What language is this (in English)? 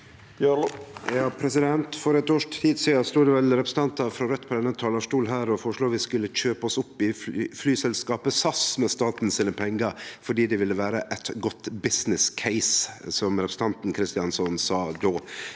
Norwegian